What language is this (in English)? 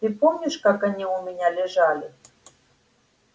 Russian